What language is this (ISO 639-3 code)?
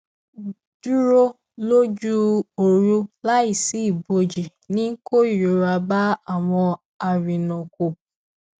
yor